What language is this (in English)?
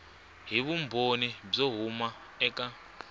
Tsonga